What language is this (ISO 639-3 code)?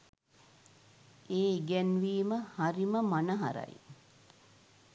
sin